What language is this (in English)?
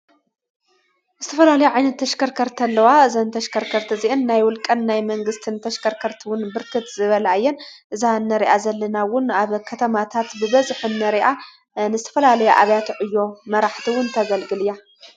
Tigrinya